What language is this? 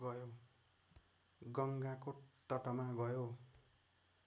Nepali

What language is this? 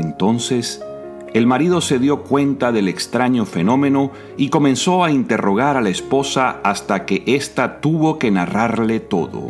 Spanish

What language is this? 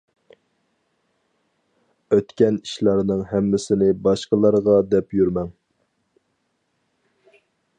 Uyghur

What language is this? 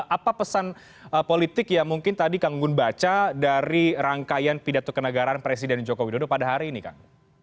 Indonesian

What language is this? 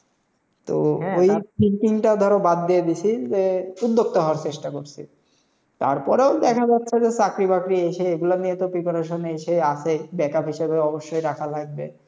Bangla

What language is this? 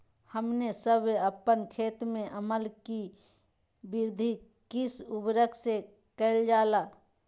Magahi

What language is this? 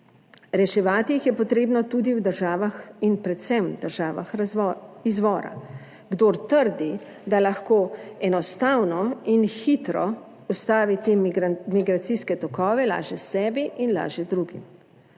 Slovenian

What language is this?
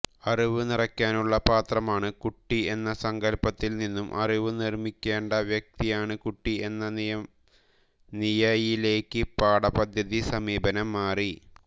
Malayalam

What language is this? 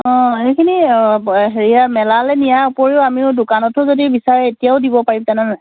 Assamese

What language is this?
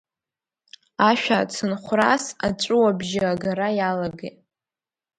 Abkhazian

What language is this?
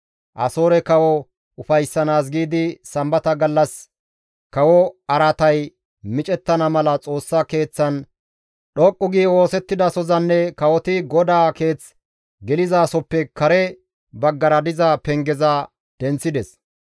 Gamo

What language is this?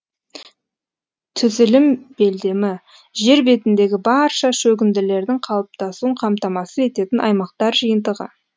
Kazakh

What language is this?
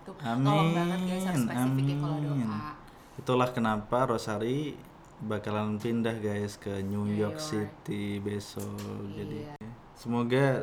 Indonesian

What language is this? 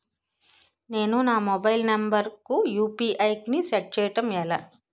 Telugu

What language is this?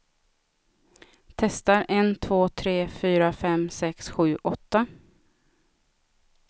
Swedish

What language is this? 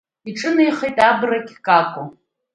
Abkhazian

